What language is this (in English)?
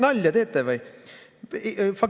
Estonian